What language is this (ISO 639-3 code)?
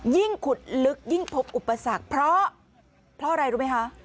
tha